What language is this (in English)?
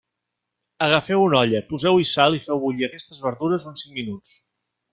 Catalan